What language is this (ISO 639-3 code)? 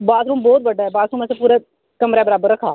doi